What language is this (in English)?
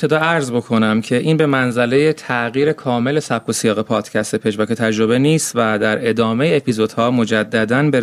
Persian